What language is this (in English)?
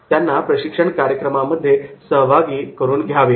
Marathi